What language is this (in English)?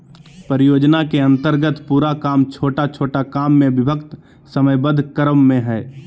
Magahi